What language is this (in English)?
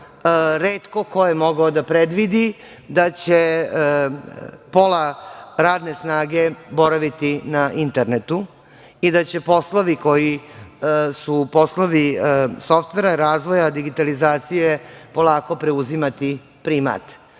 Serbian